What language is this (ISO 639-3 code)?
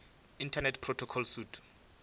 nso